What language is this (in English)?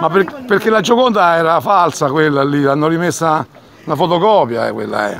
Italian